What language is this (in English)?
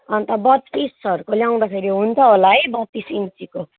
Nepali